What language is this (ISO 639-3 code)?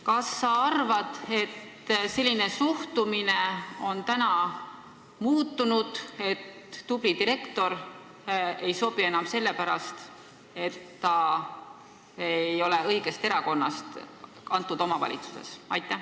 est